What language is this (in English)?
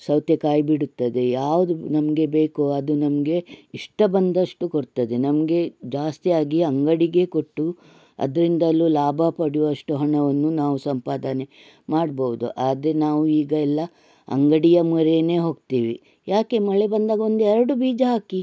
Kannada